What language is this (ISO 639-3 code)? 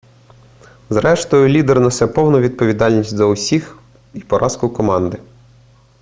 ukr